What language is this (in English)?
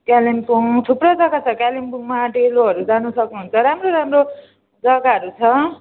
Nepali